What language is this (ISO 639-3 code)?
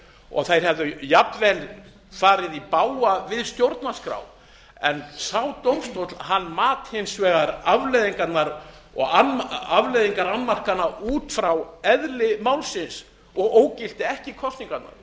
isl